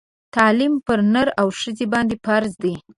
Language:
Pashto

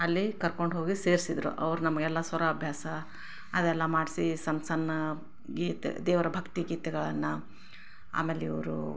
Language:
Kannada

